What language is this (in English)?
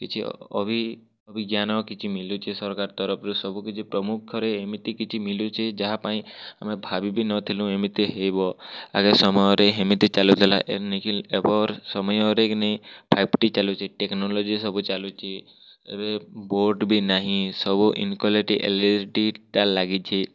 Odia